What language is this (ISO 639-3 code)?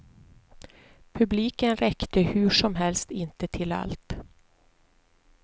swe